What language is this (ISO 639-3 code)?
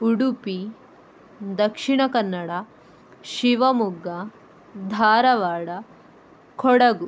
kan